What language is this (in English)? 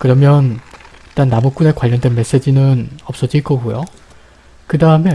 Korean